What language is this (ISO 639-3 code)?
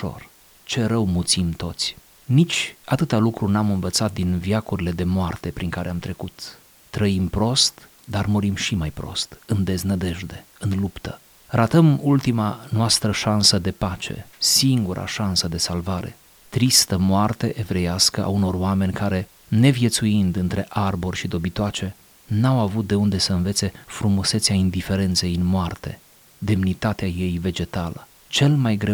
ron